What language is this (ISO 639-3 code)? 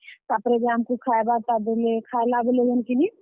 ori